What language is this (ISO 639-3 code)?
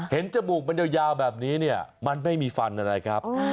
tha